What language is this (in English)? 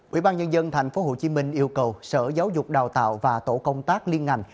Vietnamese